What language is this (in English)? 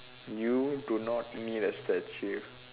English